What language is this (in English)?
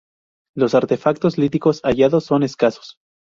Spanish